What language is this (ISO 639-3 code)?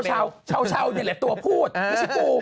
tha